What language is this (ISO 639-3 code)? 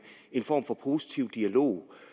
dan